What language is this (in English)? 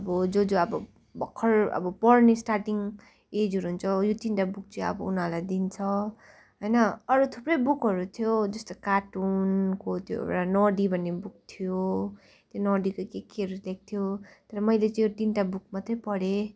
Nepali